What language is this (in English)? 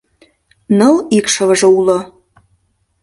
Mari